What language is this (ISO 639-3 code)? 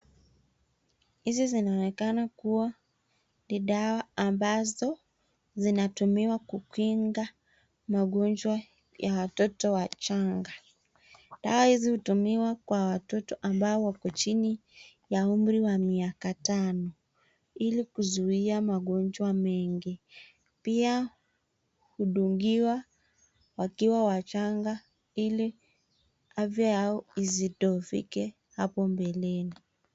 swa